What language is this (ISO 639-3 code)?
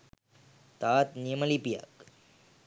sin